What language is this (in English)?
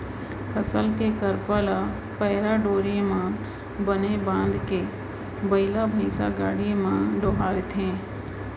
Chhattisgarhi